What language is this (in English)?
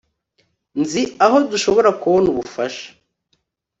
Kinyarwanda